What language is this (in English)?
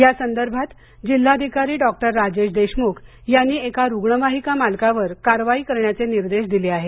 Marathi